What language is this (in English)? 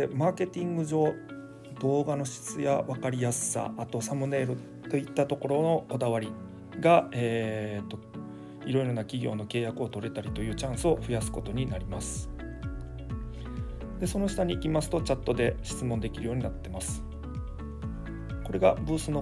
Japanese